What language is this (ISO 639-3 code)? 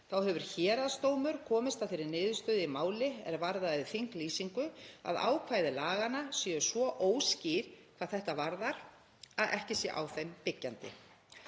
isl